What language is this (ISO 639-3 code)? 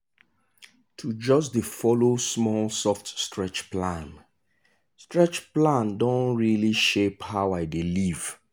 pcm